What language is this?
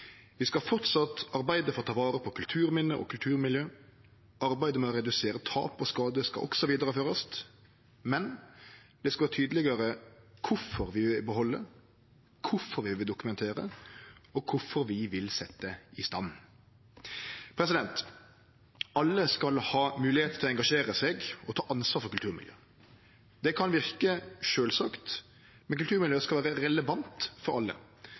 Norwegian Nynorsk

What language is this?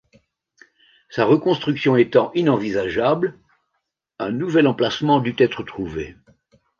French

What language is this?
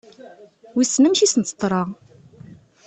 Kabyle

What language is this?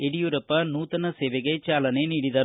Kannada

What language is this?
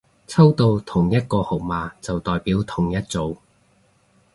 Cantonese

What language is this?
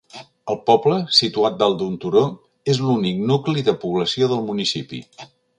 Catalan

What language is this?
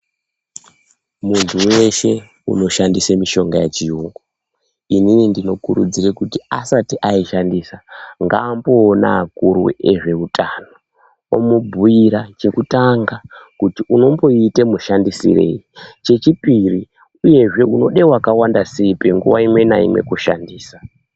Ndau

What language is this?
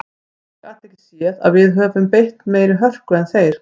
Icelandic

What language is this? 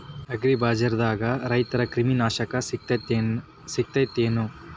Kannada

